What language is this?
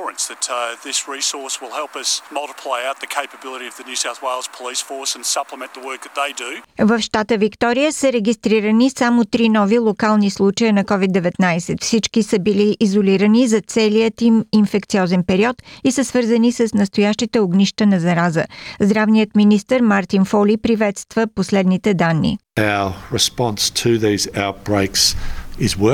Bulgarian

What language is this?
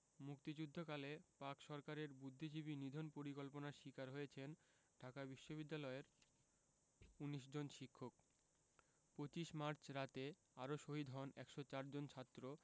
Bangla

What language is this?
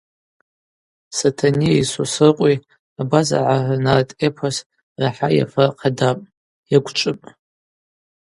Abaza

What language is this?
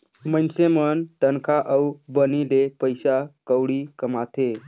Chhattisgarhi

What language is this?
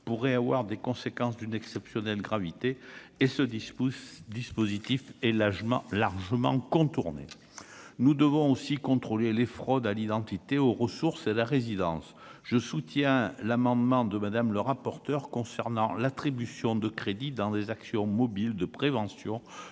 French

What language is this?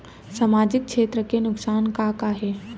Chhattisgarhi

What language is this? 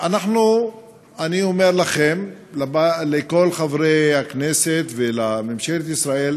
Hebrew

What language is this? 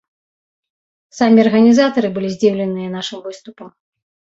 Belarusian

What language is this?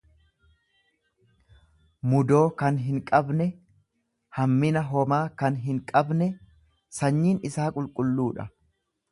Oromo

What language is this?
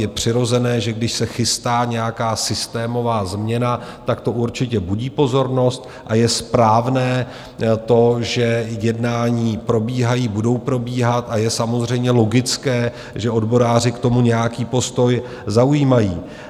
Czech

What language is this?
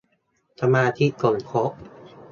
Thai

